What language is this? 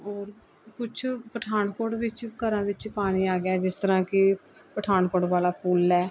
Punjabi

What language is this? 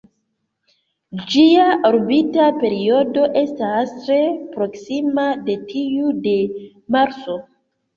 Esperanto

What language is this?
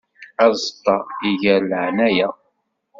Kabyle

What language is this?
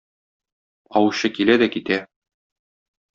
Tatar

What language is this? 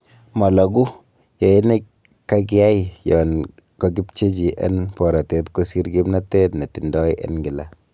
Kalenjin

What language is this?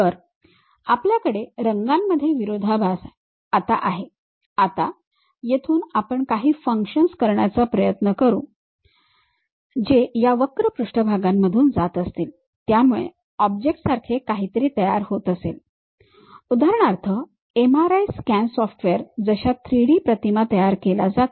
Marathi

